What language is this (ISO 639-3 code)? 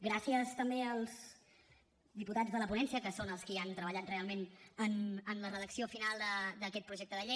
cat